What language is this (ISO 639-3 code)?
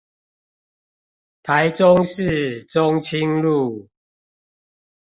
zho